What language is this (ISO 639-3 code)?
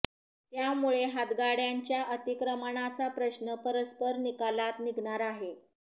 mar